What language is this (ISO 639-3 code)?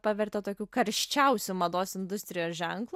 lit